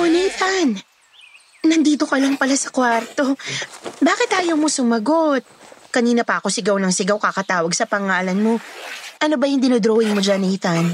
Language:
Filipino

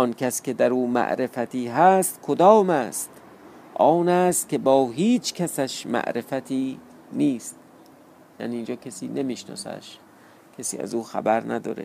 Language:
Persian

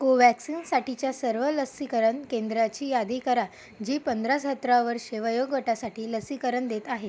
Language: Marathi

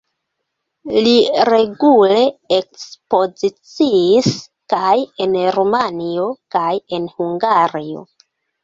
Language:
Esperanto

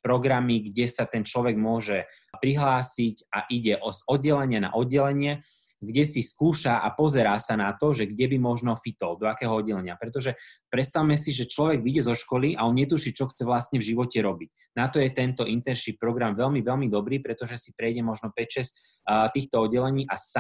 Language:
Slovak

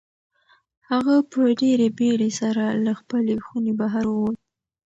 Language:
Pashto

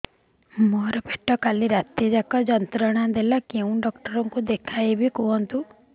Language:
Odia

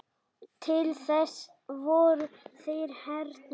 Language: Icelandic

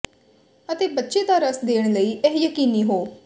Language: Punjabi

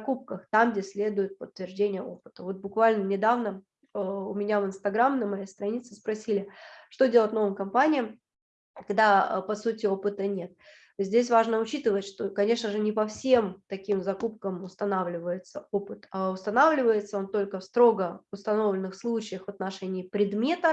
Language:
Russian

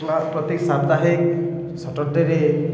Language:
Odia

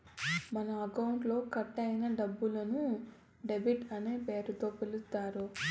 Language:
Telugu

